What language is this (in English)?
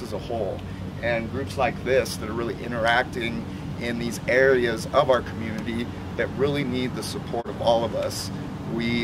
English